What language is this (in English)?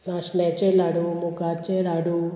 Konkani